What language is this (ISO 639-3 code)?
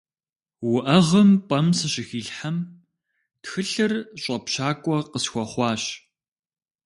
kbd